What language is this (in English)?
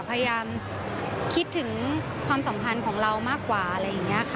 Thai